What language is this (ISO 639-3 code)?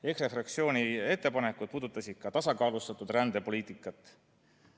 est